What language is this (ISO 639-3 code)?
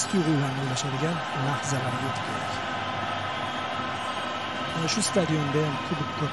tur